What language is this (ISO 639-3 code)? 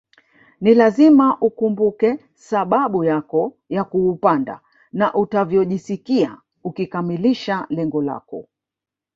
swa